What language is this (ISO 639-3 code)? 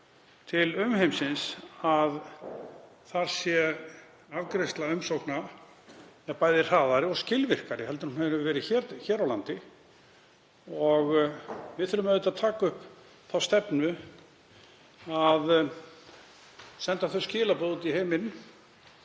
isl